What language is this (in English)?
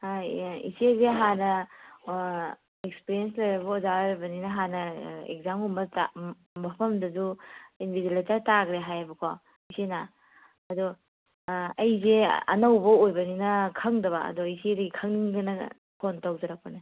Manipuri